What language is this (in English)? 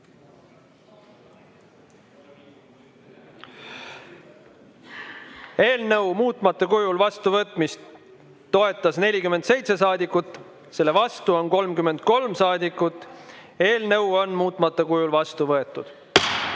Estonian